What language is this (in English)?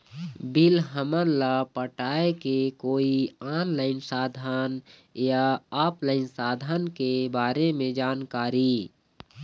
Chhattisgarhi